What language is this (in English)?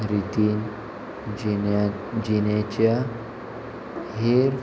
Konkani